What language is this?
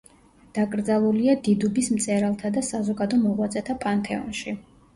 Georgian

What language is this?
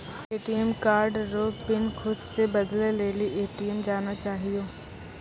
Maithili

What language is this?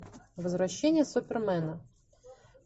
Russian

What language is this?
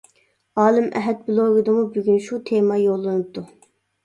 Uyghur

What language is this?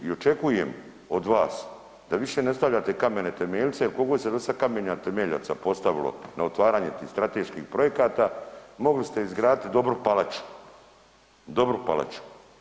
Croatian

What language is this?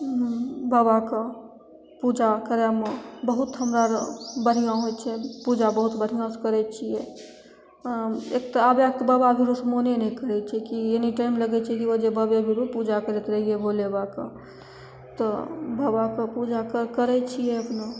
Maithili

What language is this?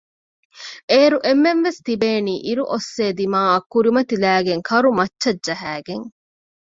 Divehi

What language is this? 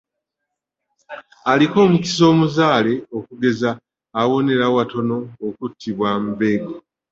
Ganda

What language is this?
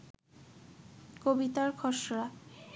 Bangla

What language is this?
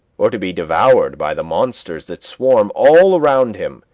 English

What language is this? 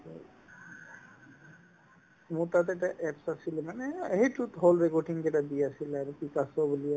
Assamese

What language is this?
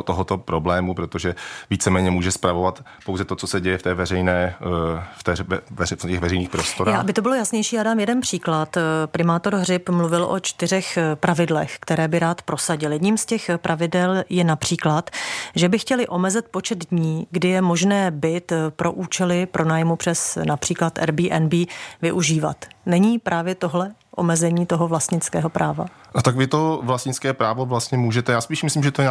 Czech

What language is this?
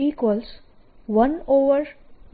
Gujarati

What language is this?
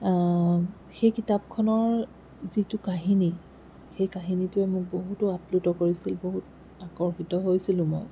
Assamese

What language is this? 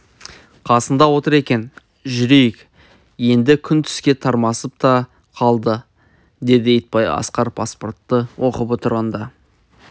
Kazakh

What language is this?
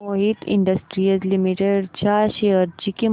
Marathi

